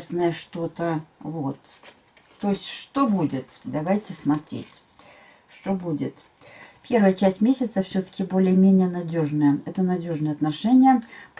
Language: Russian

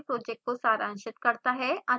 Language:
Hindi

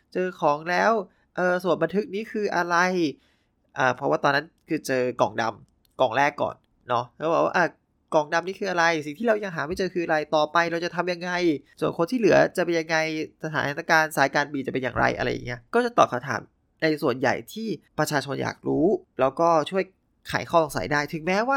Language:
Thai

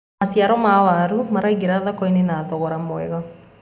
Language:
Kikuyu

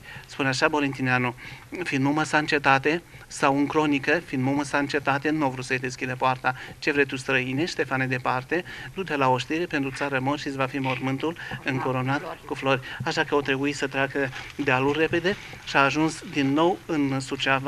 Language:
Romanian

